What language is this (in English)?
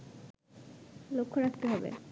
Bangla